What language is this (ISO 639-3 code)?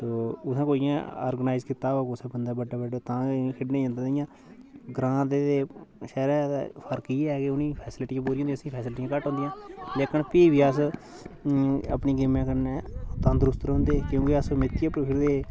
doi